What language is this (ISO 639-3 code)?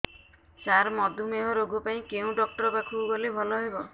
ori